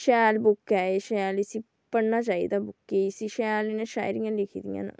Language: Dogri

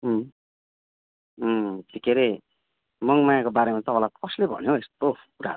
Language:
Nepali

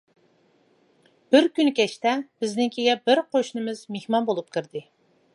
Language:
Uyghur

